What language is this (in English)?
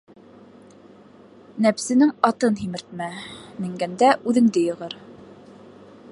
Bashkir